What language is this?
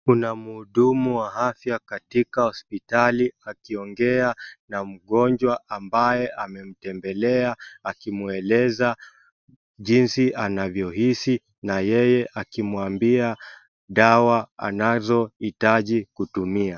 Swahili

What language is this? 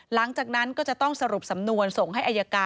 Thai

